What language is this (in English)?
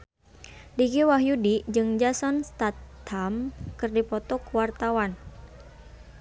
Sundanese